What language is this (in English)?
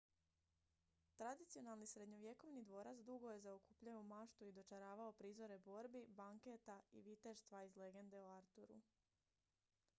Croatian